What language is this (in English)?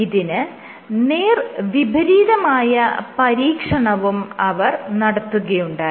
Malayalam